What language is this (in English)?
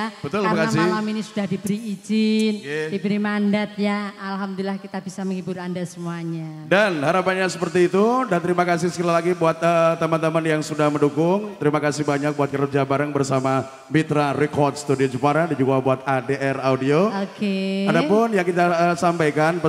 Indonesian